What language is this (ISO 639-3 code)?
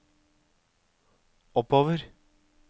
nor